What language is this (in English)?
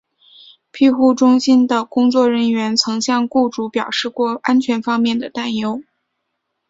Chinese